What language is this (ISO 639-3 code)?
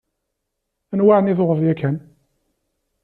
kab